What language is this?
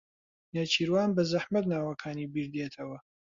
Central Kurdish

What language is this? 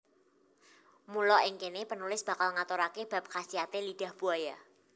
Javanese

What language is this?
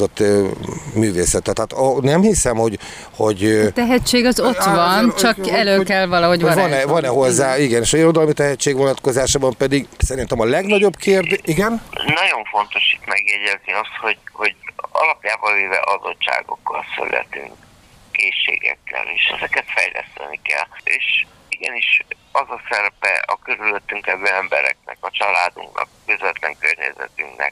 Hungarian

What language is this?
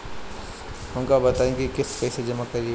Bhojpuri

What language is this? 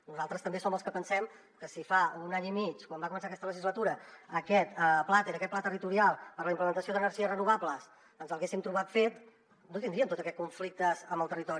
Catalan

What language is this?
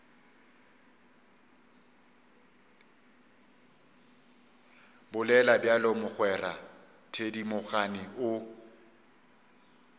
Northern Sotho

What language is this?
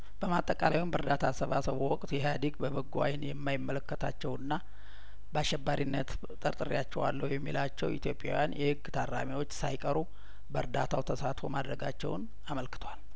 Amharic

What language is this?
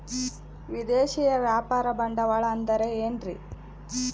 Kannada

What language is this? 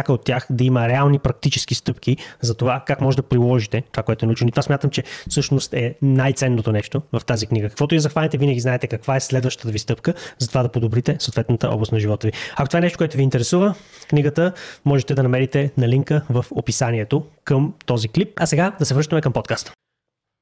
Bulgarian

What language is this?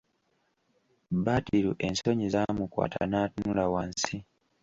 Ganda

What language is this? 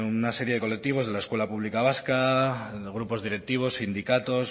Spanish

